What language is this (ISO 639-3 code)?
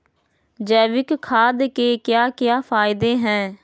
mag